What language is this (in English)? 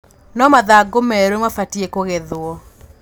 Kikuyu